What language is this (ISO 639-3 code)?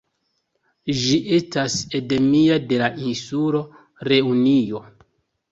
epo